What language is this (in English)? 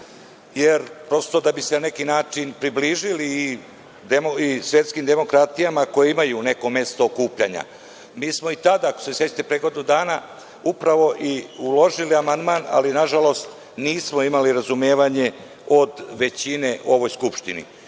Serbian